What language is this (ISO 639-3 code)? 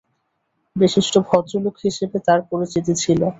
ben